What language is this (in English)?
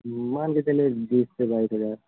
Hindi